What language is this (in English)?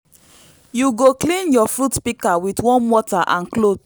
Nigerian Pidgin